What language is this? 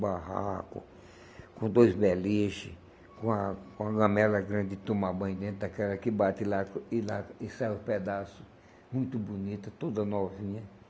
Portuguese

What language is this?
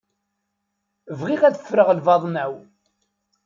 Kabyle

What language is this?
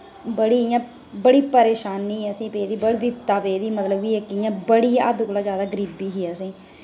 Dogri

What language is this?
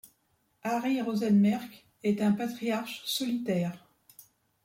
French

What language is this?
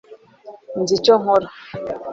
Kinyarwanda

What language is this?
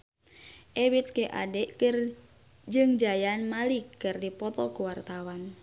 Sundanese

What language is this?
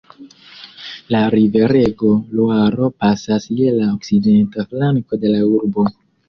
Esperanto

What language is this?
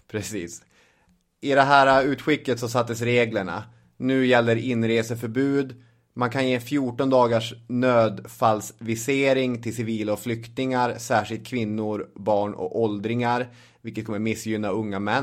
Swedish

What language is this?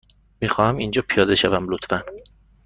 Persian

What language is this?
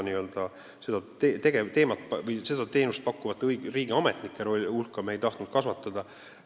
Estonian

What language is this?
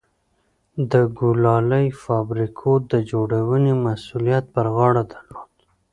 Pashto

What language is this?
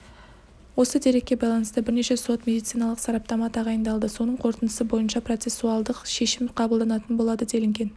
Kazakh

